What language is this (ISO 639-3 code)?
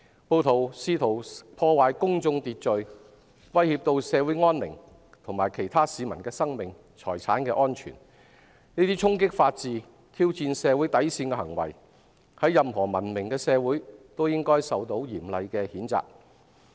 yue